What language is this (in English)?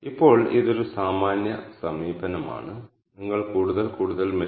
Malayalam